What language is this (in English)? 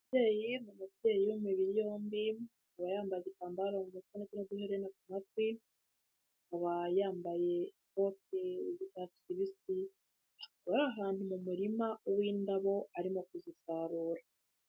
Kinyarwanda